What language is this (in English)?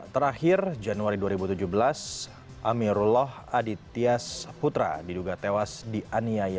Indonesian